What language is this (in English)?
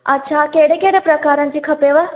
Sindhi